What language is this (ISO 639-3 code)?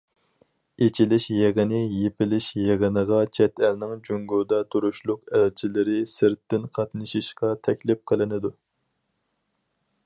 uig